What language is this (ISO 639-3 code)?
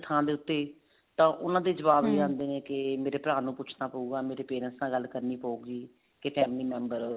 pan